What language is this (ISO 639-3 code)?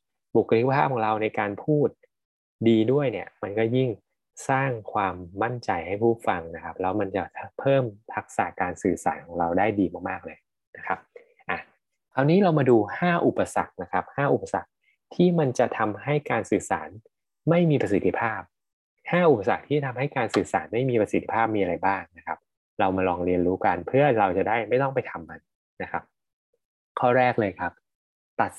tha